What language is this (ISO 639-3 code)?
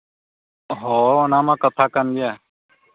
sat